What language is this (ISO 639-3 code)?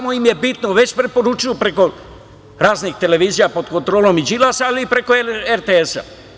srp